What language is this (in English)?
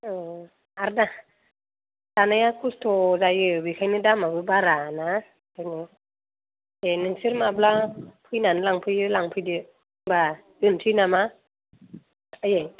Bodo